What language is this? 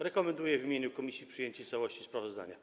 Polish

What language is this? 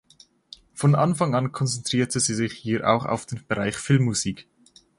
German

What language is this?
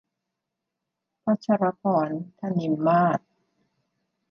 Thai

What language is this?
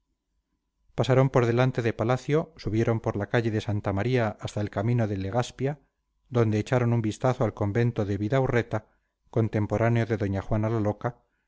Spanish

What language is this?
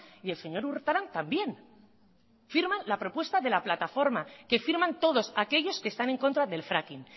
Spanish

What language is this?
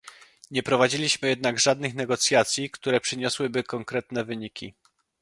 Polish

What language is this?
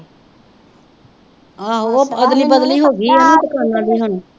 Punjabi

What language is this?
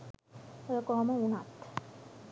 Sinhala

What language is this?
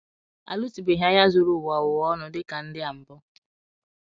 Igbo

